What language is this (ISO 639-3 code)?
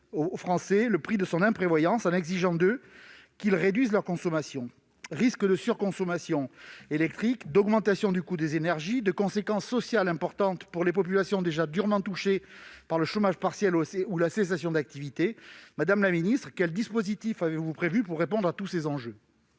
fra